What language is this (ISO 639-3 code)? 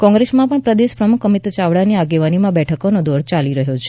guj